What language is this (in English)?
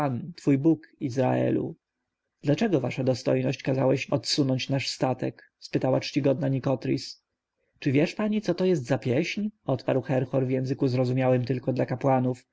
Polish